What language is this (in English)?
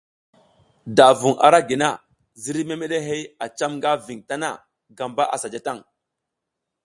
South Giziga